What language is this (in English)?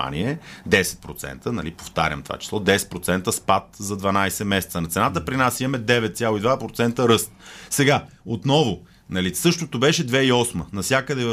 Bulgarian